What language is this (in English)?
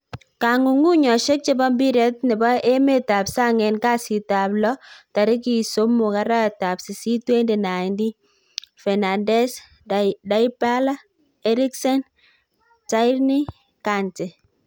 Kalenjin